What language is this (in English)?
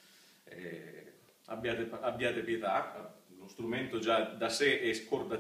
Italian